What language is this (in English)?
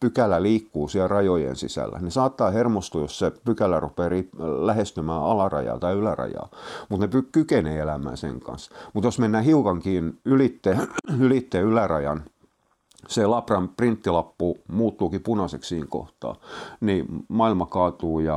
Finnish